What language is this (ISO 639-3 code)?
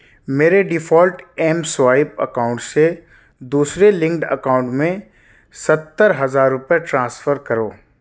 urd